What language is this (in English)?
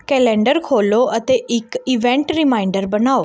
Punjabi